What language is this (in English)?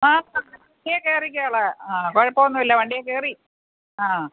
Malayalam